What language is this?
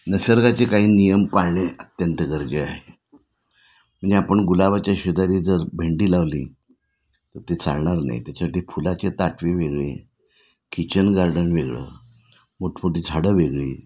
Marathi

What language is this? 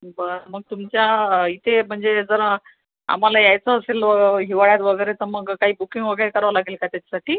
Marathi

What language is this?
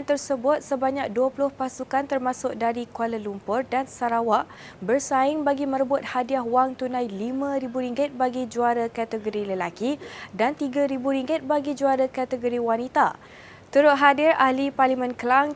Malay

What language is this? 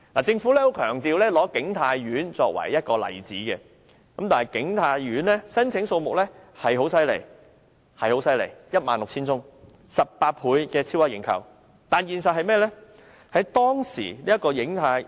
Cantonese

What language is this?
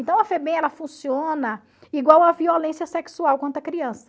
Portuguese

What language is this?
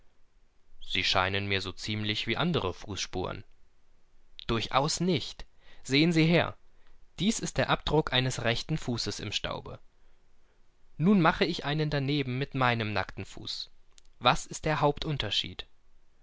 German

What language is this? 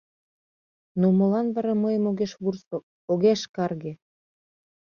Mari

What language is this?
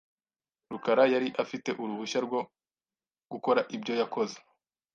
Kinyarwanda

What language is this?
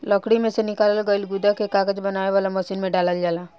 Bhojpuri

